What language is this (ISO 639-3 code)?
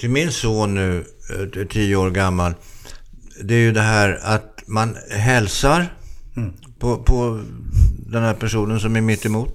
swe